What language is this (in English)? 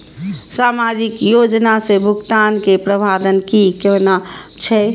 Maithili